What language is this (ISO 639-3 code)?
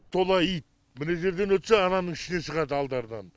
kaz